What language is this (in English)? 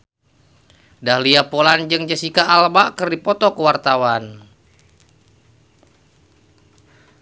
Sundanese